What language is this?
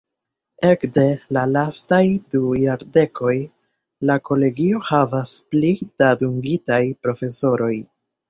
Esperanto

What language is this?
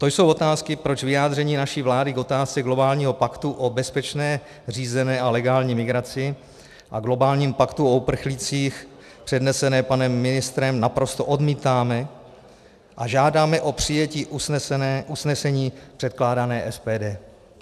Czech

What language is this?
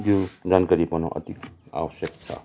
Nepali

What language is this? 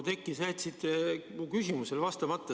Estonian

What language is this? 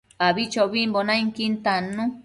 Matsés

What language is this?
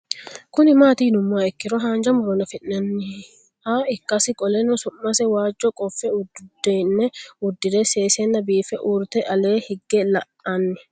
Sidamo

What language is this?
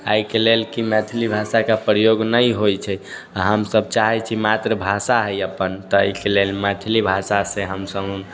Maithili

